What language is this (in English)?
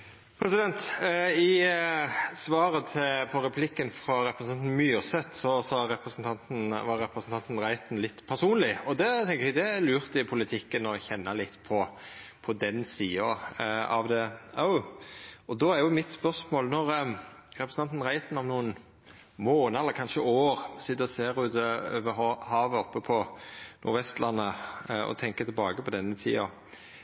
Norwegian